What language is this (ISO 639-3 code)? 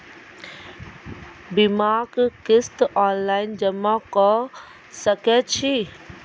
mai